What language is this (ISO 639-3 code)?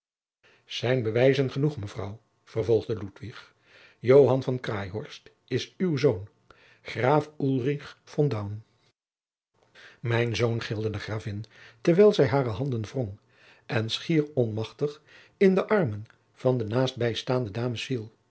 nld